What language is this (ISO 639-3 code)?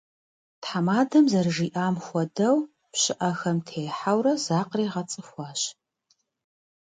kbd